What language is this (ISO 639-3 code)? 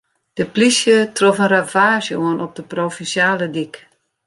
fry